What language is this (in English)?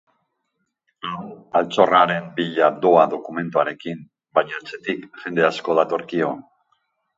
Basque